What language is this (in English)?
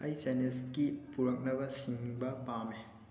Manipuri